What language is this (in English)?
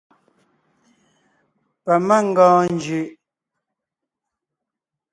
Ngiemboon